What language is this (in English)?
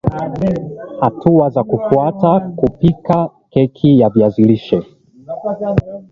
Swahili